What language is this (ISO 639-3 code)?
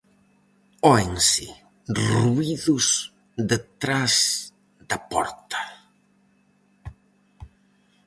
glg